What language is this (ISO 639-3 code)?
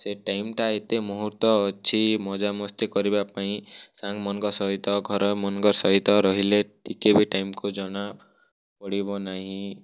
ori